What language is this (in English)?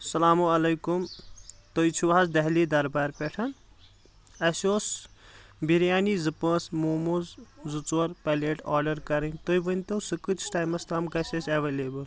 Kashmiri